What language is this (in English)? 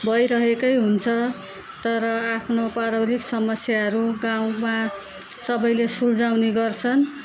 Nepali